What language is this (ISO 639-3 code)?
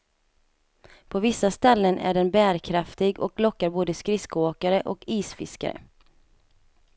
swe